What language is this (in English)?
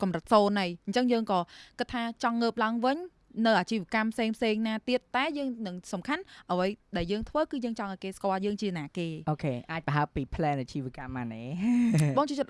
Vietnamese